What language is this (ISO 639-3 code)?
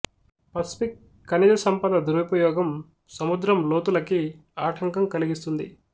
tel